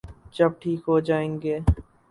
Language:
Urdu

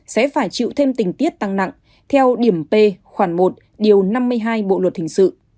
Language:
Vietnamese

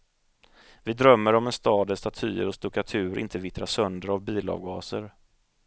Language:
Swedish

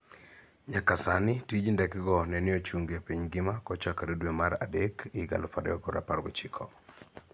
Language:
Luo (Kenya and Tanzania)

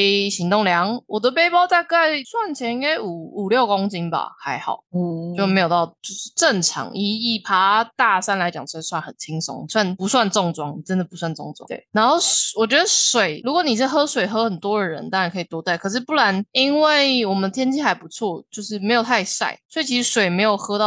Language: Chinese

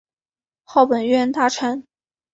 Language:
Chinese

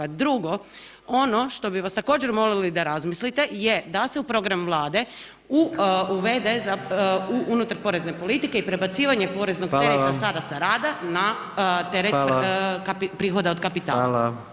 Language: Croatian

